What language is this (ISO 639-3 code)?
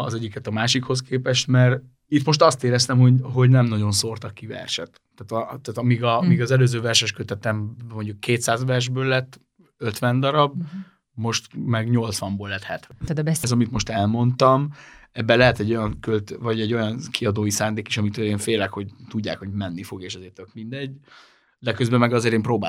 hun